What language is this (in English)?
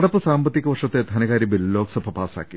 Malayalam